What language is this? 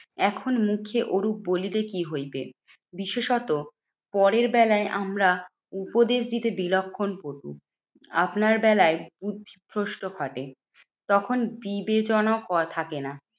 Bangla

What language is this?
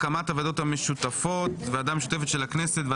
Hebrew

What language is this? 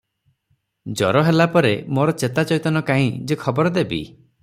Odia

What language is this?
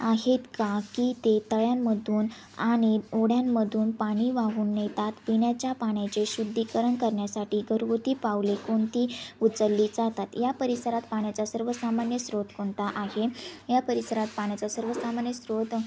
Marathi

